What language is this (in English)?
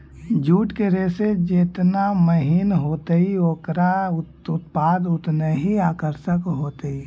Magahi